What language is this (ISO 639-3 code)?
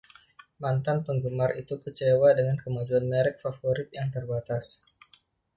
ind